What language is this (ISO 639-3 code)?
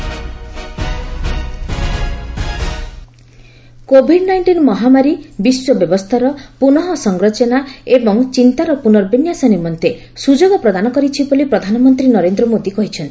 ori